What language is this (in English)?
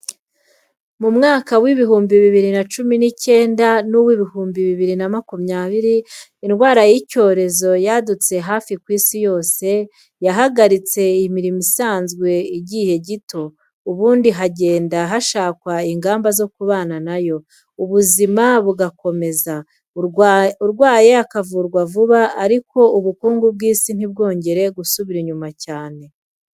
Kinyarwanda